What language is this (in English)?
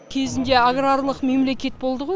Kazakh